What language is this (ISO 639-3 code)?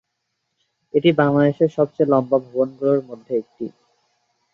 ben